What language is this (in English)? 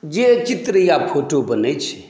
Maithili